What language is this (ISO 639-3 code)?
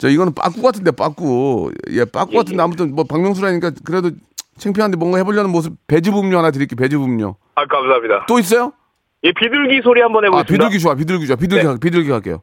kor